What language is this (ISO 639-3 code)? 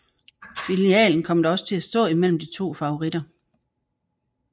dan